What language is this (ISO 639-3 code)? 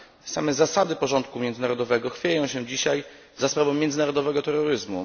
pol